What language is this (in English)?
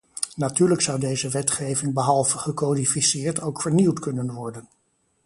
Dutch